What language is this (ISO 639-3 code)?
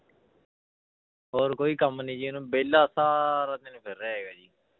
pan